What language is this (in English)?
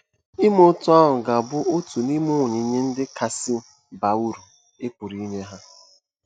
Igbo